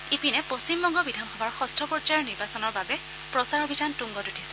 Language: Assamese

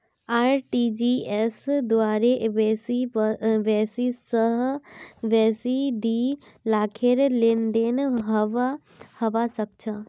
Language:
Magahi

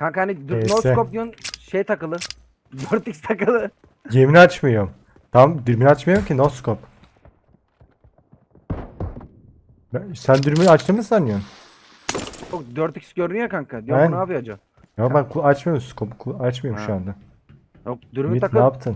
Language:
Turkish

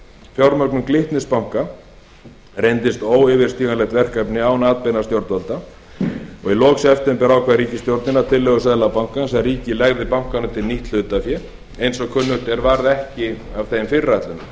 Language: Icelandic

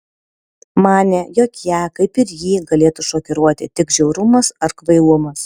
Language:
Lithuanian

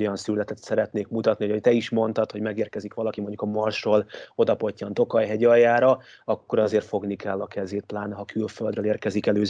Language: Hungarian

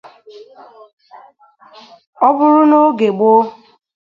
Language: Igbo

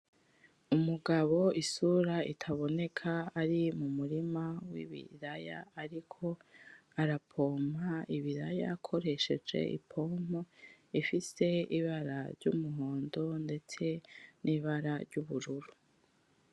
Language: Rundi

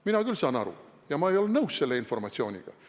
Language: Estonian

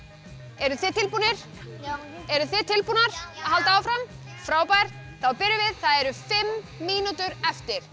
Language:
Icelandic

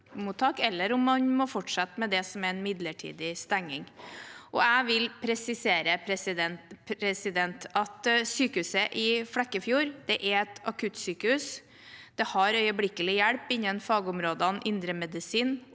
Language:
Norwegian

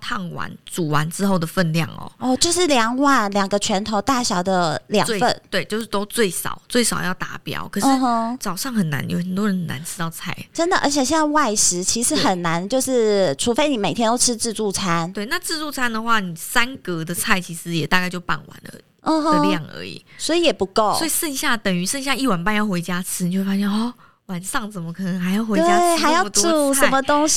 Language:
Chinese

